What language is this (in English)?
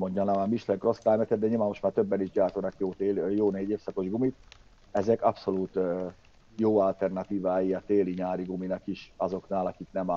Hungarian